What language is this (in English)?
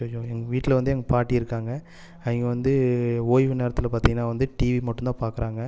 Tamil